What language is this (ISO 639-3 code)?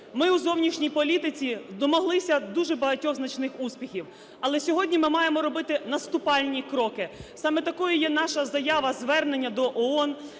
ukr